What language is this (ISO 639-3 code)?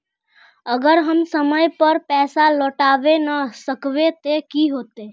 mag